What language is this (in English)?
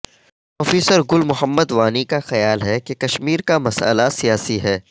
Urdu